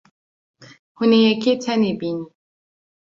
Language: Kurdish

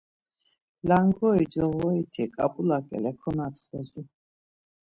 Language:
Laz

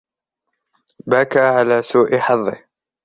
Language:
Arabic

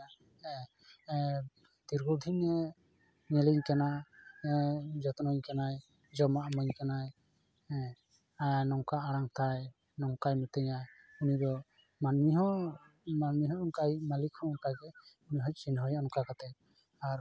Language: Santali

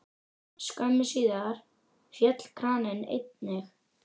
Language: Icelandic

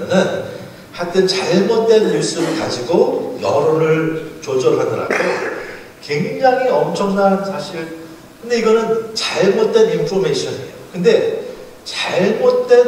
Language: Korean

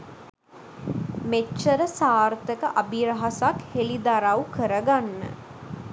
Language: Sinhala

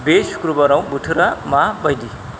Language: Bodo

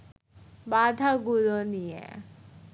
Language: Bangla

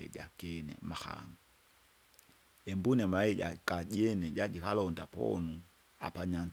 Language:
Kinga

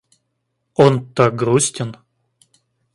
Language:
Russian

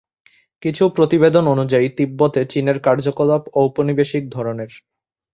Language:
Bangla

